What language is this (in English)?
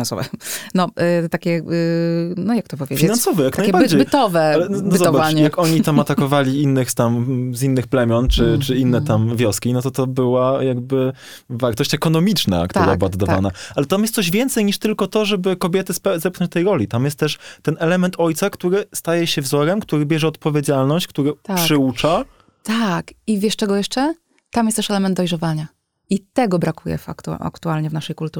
Polish